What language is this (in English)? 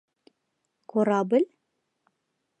Mari